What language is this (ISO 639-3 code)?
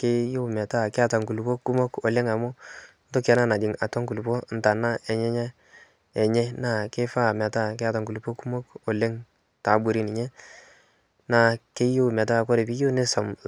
mas